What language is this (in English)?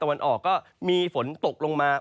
Thai